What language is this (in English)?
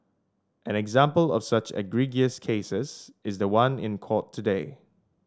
English